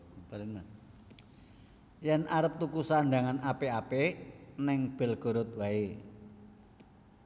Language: Javanese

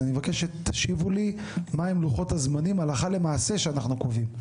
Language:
Hebrew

